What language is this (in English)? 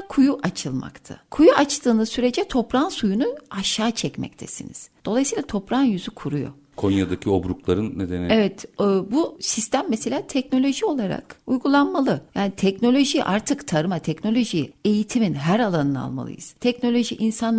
Turkish